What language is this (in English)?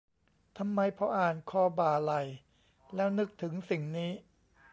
Thai